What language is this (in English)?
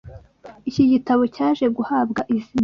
Kinyarwanda